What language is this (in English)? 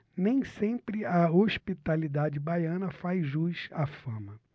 Portuguese